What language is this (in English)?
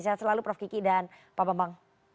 Indonesian